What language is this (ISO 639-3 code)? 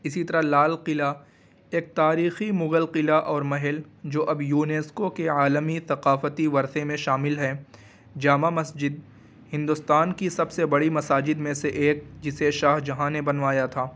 urd